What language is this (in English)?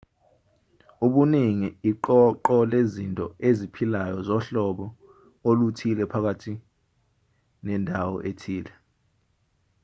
Zulu